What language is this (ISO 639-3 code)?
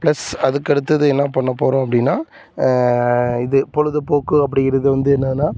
tam